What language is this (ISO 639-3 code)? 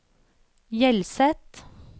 nor